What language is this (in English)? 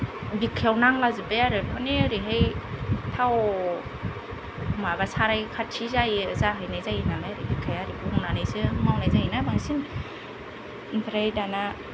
Bodo